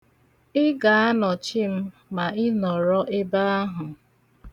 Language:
Igbo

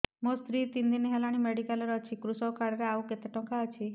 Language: Odia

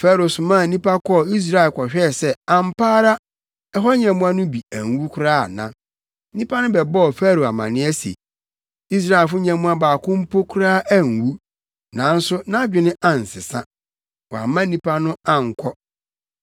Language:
Akan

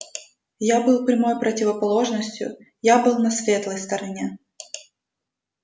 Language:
Russian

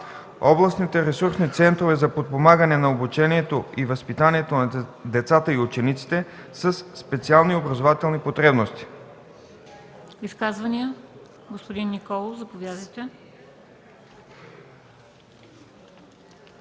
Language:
Bulgarian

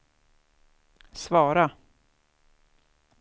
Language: Swedish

